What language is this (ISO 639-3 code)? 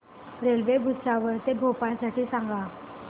mar